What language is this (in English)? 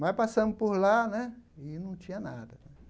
Portuguese